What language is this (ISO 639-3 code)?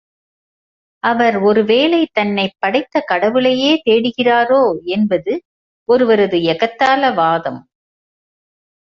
tam